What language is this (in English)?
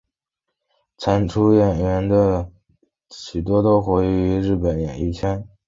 Chinese